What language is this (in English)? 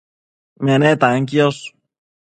Matsés